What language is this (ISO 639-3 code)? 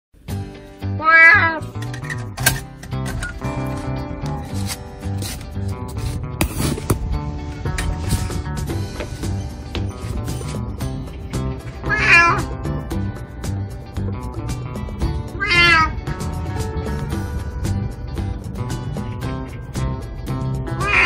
kor